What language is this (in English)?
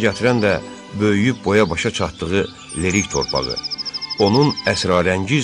Turkish